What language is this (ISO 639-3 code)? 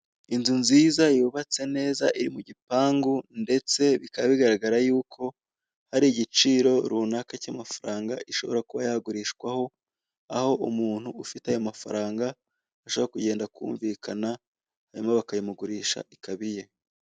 kin